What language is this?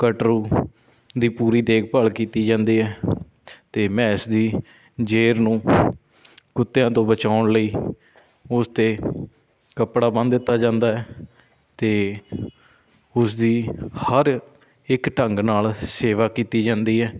Punjabi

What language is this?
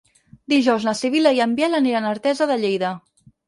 Catalan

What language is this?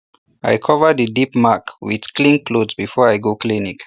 Nigerian Pidgin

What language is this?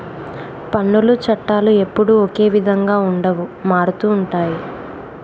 Telugu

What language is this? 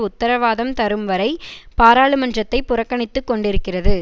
Tamil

